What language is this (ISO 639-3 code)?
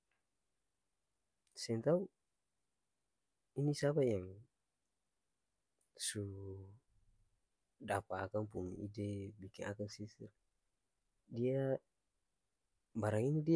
abs